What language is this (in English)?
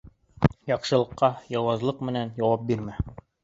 Bashkir